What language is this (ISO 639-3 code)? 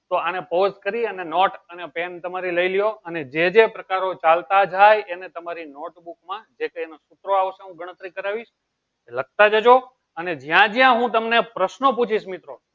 guj